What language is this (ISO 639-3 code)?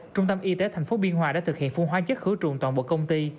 vie